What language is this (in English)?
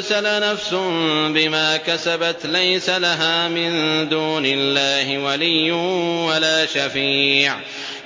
Arabic